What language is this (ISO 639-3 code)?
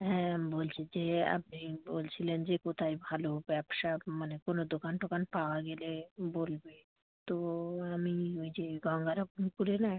ben